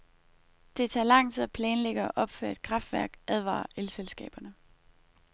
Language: Danish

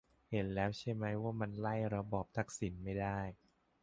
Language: Thai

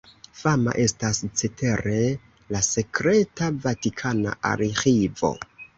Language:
Esperanto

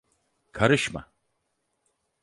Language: Turkish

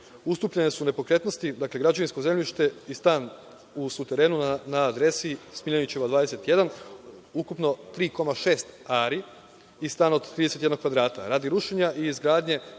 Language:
Serbian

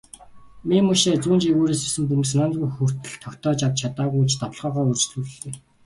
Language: Mongolian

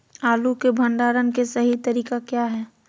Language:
Magahi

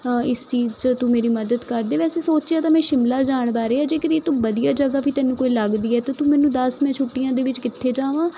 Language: Punjabi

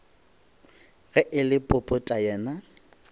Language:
Northern Sotho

